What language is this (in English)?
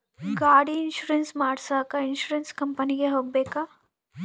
Kannada